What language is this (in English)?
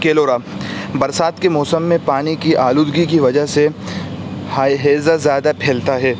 Urdu